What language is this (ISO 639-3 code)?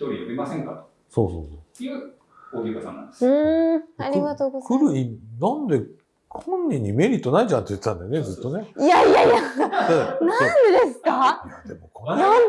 jpn